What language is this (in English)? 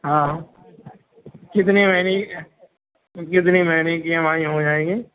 Urdu